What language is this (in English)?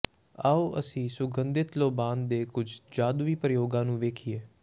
Punjabi